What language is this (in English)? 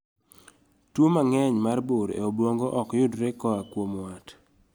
Luo (Kenya and Tanzania)